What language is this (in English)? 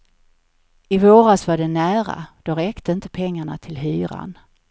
Swedish